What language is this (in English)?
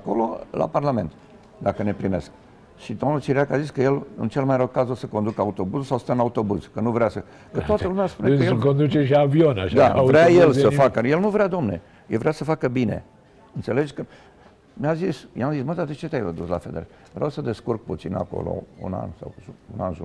Romanian